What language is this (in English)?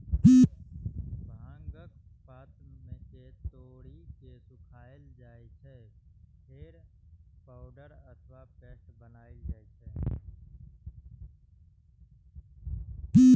Maithili